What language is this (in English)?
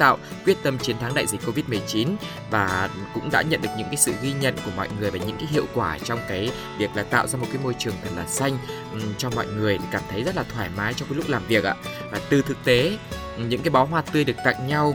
Vietnamese